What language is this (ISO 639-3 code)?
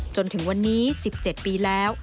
tha